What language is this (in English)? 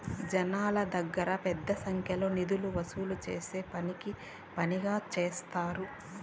Telugu